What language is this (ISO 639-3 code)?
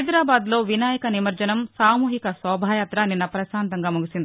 tel